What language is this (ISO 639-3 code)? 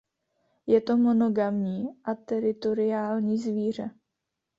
ces